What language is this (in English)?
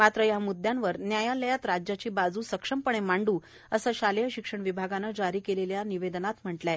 Marathi